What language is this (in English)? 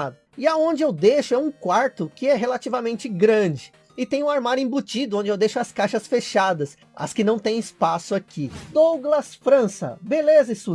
Portuguese